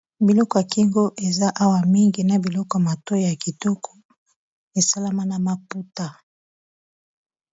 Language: Lingala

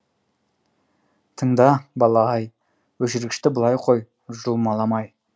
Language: Kazakh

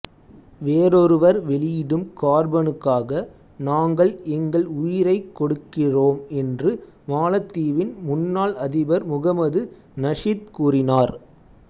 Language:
Tamil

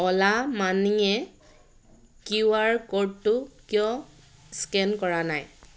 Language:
Assamese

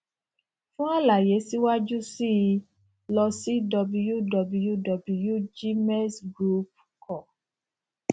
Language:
Yoruba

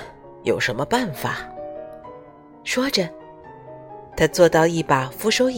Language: Chinese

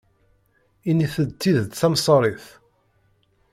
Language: Kabyle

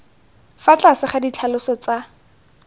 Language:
Tswana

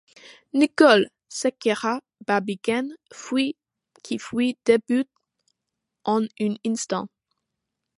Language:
French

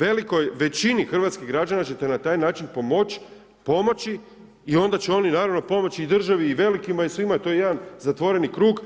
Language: Croatian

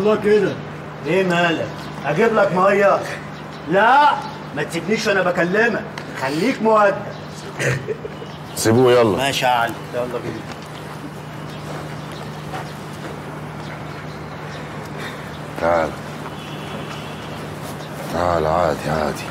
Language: Arabic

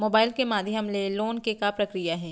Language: Chhattisgarhi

